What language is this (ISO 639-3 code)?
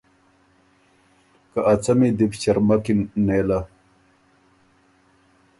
oru